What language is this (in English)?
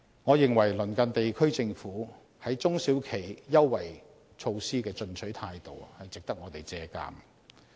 Cantonese